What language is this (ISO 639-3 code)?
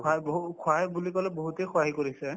asm